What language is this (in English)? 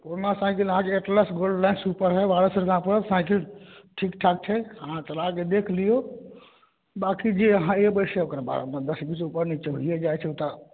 Maithili